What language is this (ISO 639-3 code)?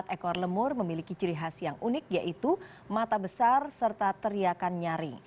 ind